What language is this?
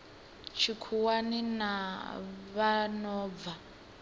Venda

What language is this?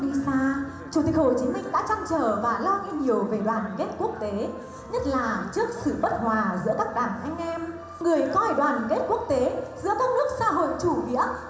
Vietnamese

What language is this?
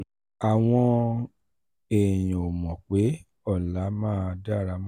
Yoruba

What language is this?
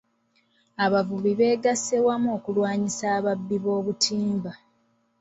Ganda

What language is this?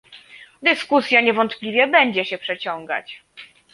Polish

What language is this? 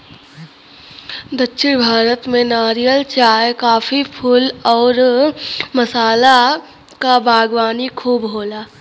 Bhojpuri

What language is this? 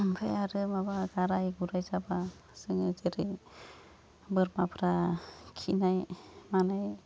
Bodo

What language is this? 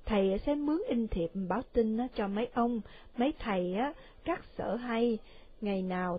Vietnamese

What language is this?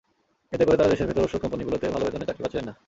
Bangla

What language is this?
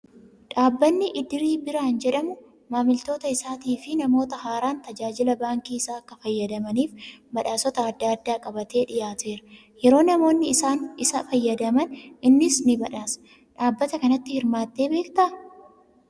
Oromo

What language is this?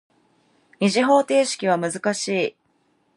Japanese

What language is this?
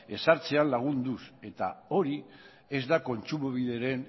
Basque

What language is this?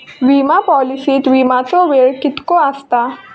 Marathi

